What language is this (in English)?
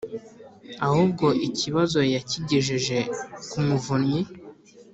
Kinyarwanda